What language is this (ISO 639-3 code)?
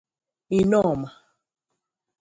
ibo